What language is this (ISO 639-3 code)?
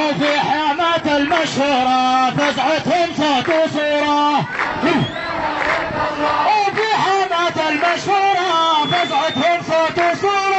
ara